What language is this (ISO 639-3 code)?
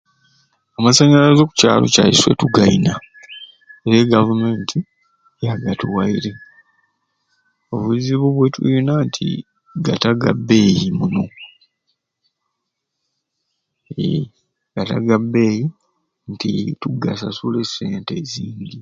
ruc